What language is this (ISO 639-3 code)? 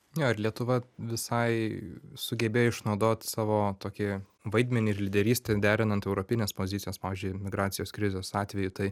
lit